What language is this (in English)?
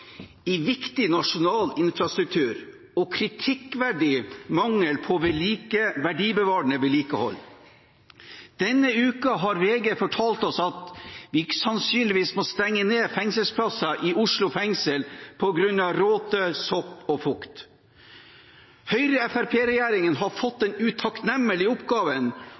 Norwegian Bokmål